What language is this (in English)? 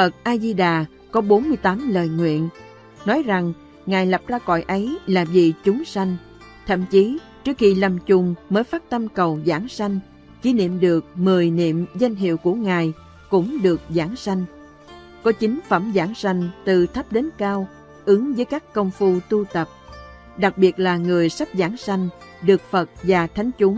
Vietnamese